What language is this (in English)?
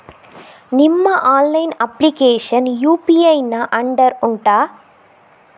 Kannada